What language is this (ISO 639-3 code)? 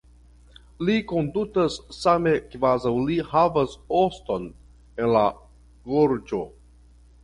epo